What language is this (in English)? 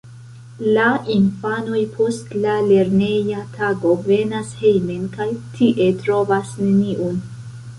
Esperanto